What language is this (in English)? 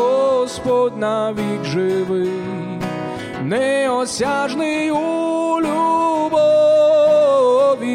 Ukrainian